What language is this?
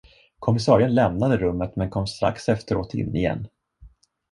Swedish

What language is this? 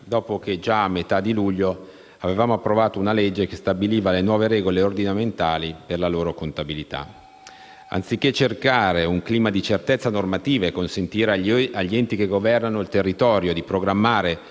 Italian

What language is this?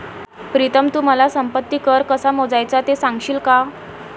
Marathi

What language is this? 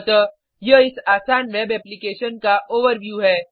Hindi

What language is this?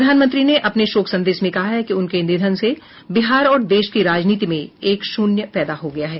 Hindi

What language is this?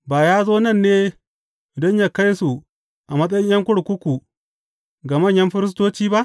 Hausa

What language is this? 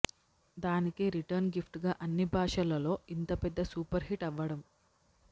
Telugu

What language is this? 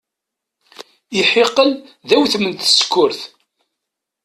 Kabyle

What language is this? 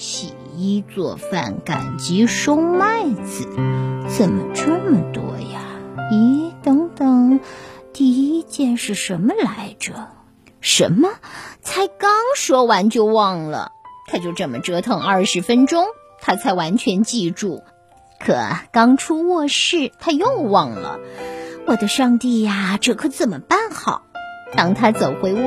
Chinese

